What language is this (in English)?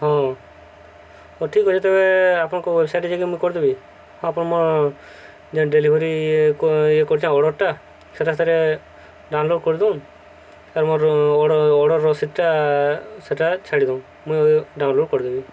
Odia